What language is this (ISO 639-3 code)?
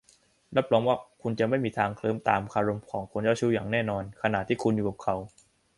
tha